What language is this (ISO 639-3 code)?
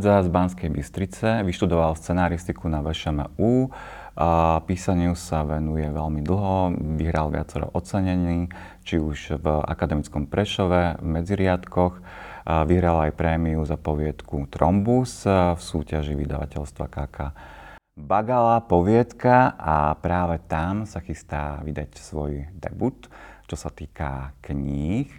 slk